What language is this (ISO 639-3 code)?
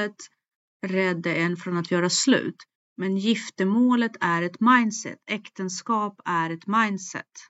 swe